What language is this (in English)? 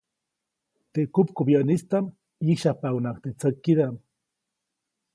Copainalá Zoque